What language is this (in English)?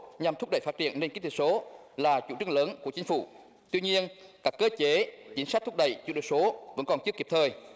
Vietnamese